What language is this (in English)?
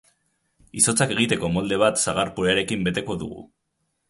Basque